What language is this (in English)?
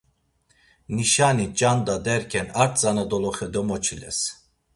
Laz